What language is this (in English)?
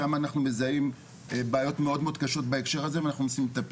Hebrew